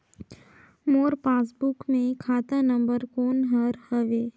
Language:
Chhattisgarhi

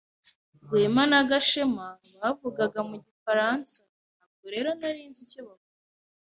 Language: Kinyarwanda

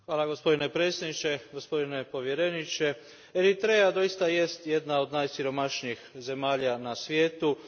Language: Croatian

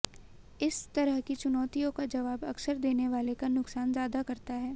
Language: Hindi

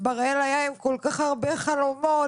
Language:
Hebrew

